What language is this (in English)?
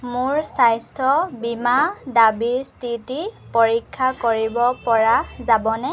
Assamese